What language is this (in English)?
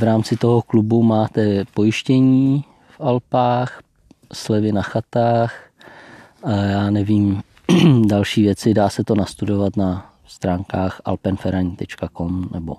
Czech